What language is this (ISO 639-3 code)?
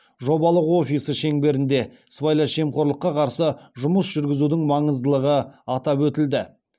kaz